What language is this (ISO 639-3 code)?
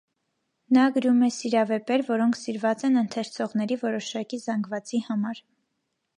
hye